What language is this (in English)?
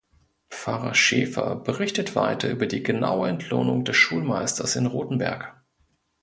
German